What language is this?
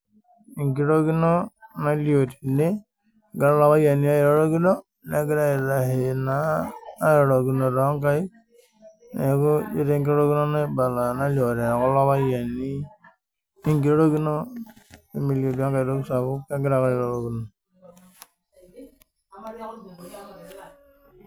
Masai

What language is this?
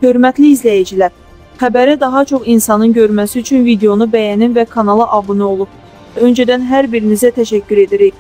Turkish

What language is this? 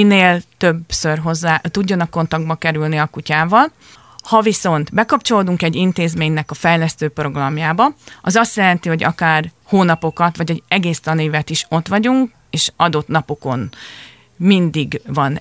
Hungarian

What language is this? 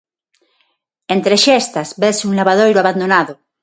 Galician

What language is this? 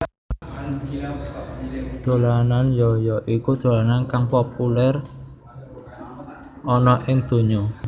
Javanese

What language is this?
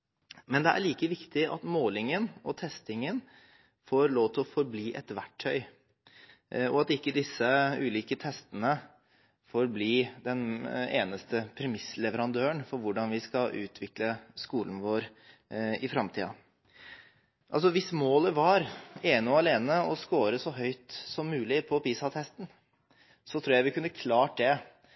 Norwegian Bokmål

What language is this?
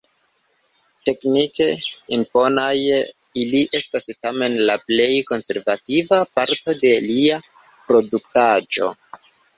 Esperanto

